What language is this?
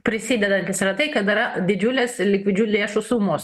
Lithuanian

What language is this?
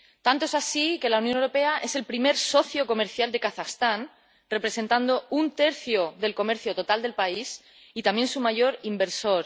Spanish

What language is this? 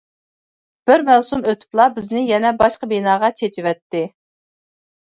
Uyghur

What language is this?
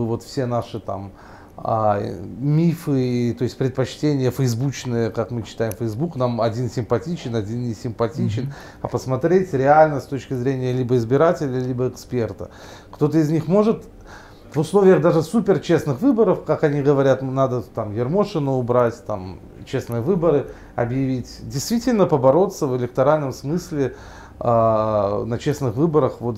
Russian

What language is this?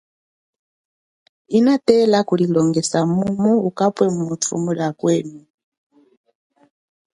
Chokwe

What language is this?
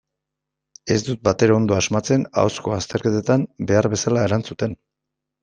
Basque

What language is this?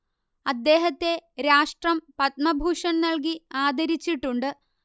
Malayalam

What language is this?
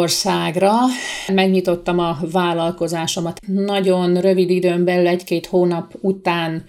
Hungarian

